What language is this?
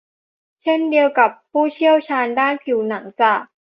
Thai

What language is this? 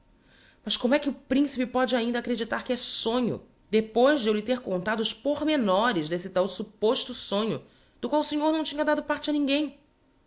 Portuguese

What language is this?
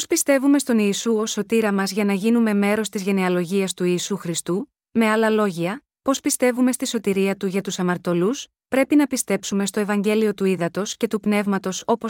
Greek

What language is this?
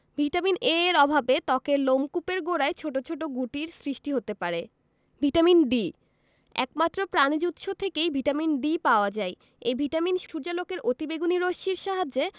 Bangla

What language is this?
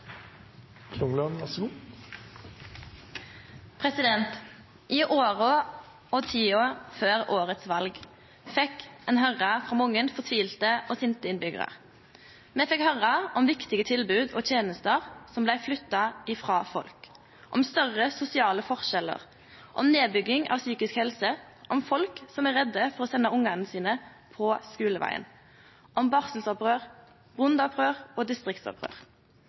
Norwegian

